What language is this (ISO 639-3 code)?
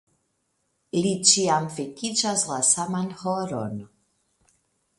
epo